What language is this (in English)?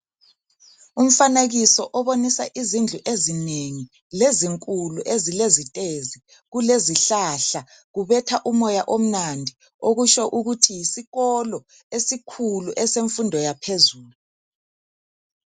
North Ndebele